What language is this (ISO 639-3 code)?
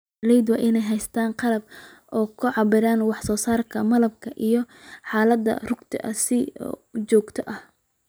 som